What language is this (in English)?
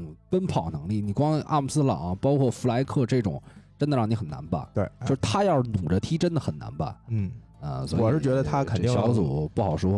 Chinese